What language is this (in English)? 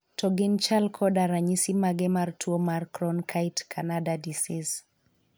Luo (Kenya and Tanzania)